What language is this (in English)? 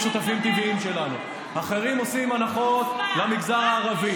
Hebrew